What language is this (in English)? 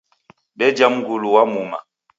Taita